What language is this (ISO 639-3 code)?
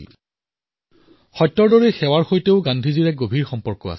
asm